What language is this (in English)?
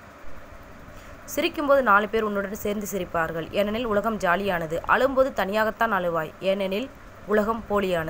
Tamil